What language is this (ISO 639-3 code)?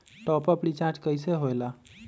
mag